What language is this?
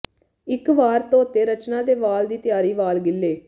Punjabi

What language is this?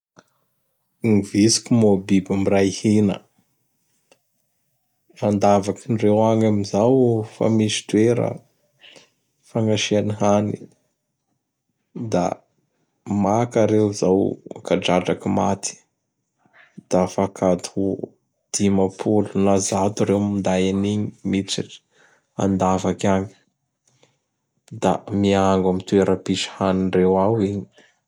Bara Malagasy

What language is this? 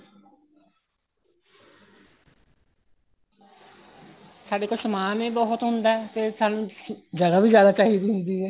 Punjabi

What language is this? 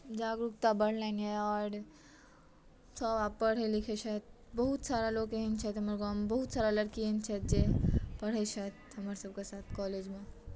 Maithili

